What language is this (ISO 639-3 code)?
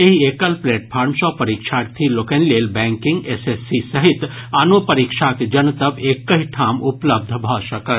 mai